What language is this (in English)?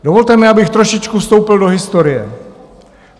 Czech